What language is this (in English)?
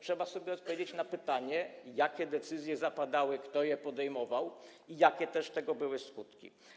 Polish